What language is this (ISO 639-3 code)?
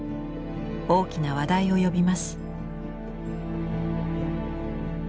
jpn